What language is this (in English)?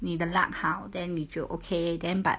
English